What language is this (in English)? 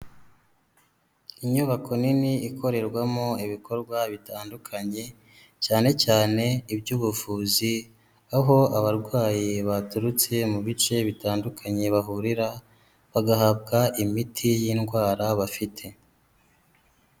Kinyarwanda